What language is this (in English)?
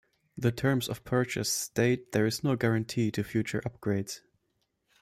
English